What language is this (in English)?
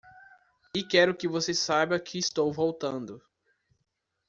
Portuguese